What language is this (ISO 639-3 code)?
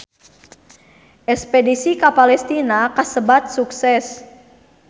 sun